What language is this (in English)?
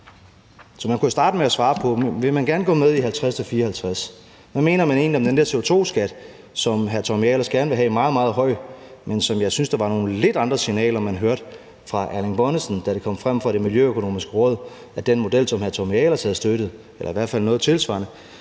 Danish